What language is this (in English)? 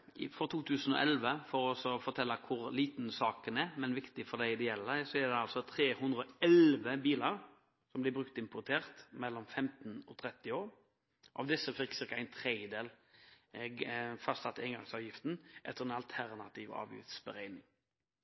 Norwegian Bokmål